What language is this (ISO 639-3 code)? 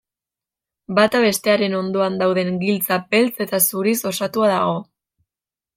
eus